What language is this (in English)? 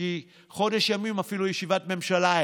Hebrew